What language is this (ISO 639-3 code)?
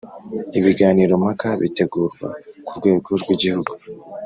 kin